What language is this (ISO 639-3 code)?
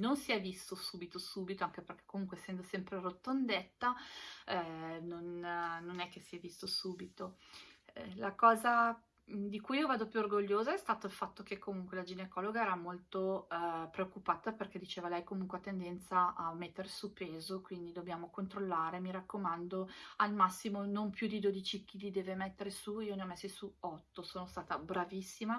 ita